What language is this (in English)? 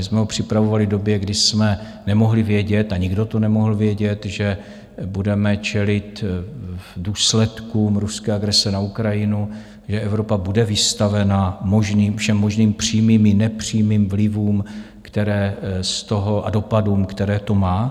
Czech